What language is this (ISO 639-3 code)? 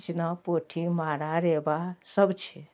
mai